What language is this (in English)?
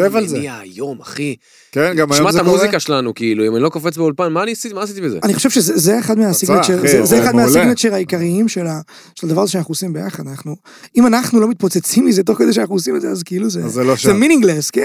Hebrew